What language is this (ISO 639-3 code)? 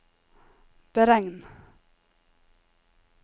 nor